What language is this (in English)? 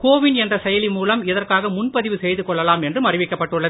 Tamil